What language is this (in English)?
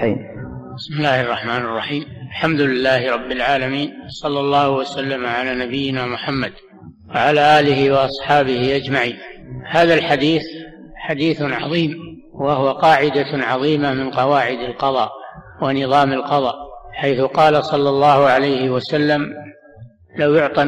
Arabic